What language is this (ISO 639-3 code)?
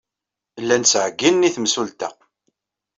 kab